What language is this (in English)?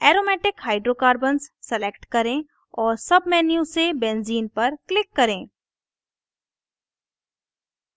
Hindi